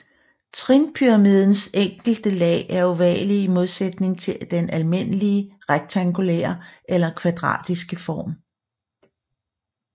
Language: Danish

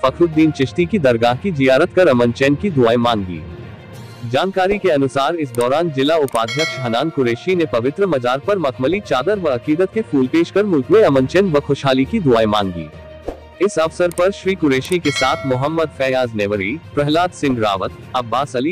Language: Hindi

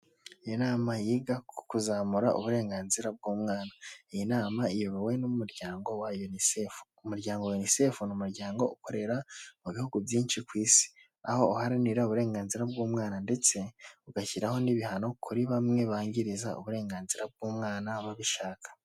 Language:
Kinyarwanda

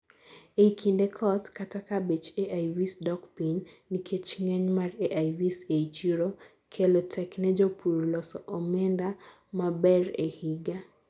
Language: Luo (Kenya and Tanzania)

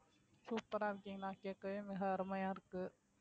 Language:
Tamil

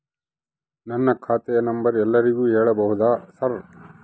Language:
Kannada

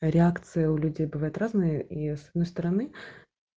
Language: Russian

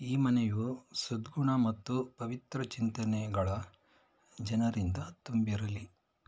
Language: Kannada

